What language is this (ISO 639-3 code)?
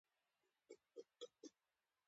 pus